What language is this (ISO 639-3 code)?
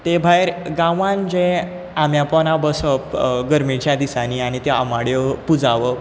kok